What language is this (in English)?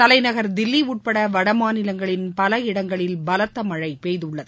Tamil